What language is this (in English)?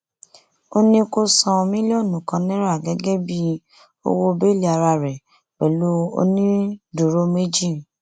Yoruba